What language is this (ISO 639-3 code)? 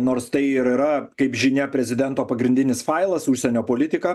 lit